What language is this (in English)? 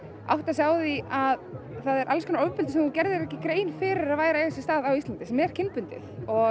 Icelandic